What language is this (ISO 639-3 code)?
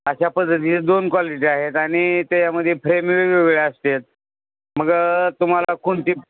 mar